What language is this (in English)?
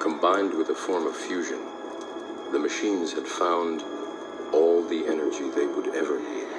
English